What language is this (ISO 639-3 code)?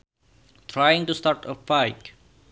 sun